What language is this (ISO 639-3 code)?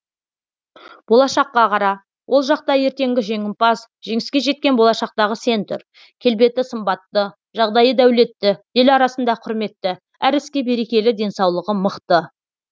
kaz